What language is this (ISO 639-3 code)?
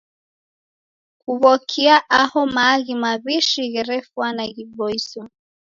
dav